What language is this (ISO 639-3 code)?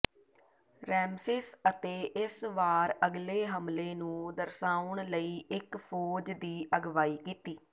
pan